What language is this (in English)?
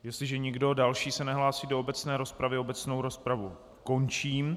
Czech